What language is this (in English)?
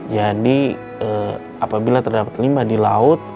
Indonesian